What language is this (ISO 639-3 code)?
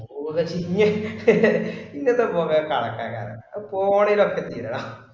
mal